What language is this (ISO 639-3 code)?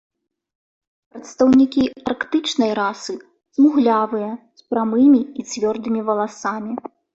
bel